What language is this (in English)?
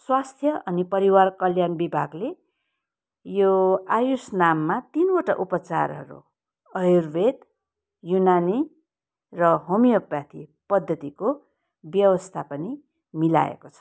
Nepali